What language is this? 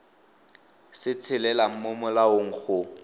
Tswana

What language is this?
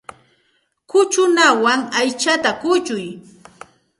Santa Ana de Tusi Pasco Quechua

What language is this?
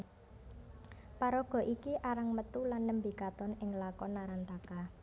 Javanese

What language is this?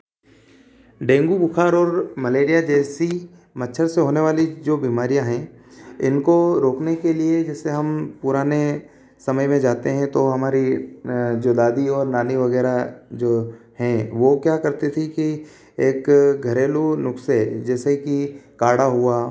Hindi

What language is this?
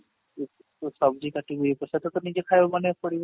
Odia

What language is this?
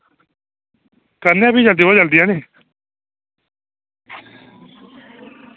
Dogri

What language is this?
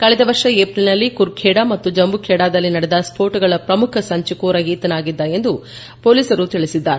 Kannada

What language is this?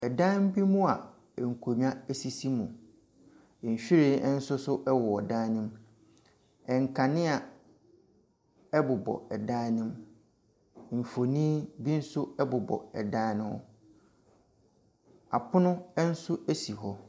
Akan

